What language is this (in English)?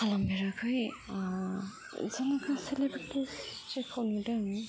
Bodo